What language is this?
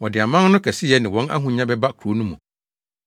Akan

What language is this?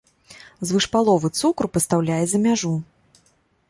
Belarusian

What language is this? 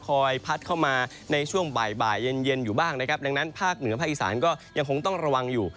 Thai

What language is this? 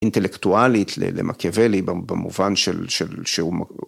Hebrew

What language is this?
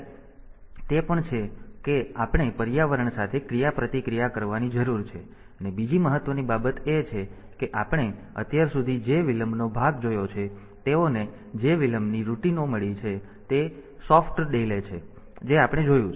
Gujarati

